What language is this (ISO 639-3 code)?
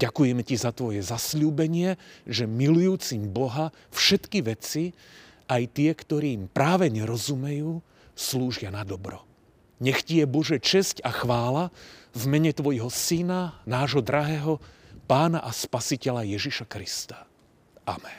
slk